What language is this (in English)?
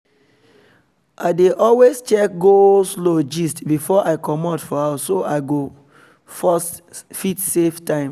Nigerian Pidgin